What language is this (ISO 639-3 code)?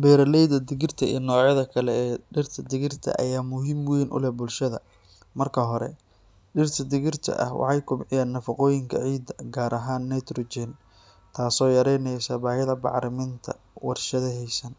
som